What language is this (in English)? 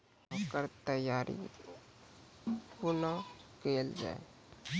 Maithili